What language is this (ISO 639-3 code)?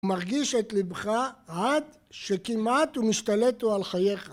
heb